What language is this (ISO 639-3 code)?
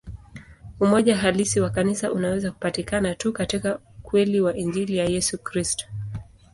swa